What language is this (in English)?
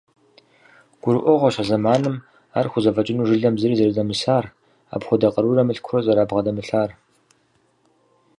Kabardian